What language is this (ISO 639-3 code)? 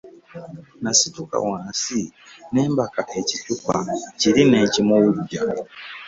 lug